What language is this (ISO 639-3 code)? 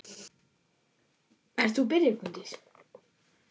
isl